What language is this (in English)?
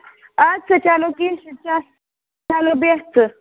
Kashmiri